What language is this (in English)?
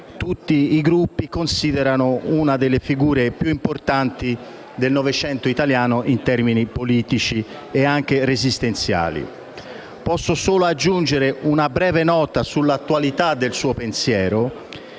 Italian